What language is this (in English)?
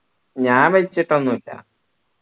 Malayalam